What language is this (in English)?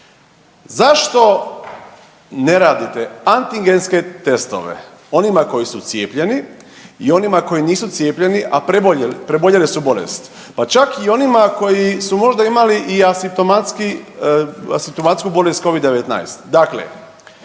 Croatian